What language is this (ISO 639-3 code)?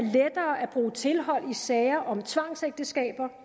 dan